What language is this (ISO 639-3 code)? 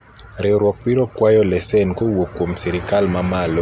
luo